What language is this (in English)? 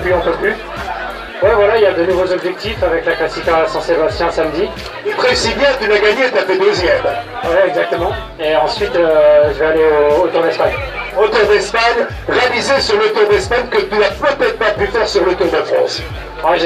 French